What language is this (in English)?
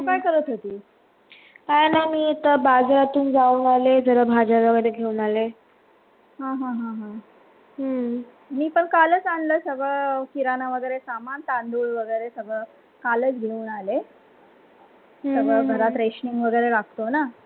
Marathi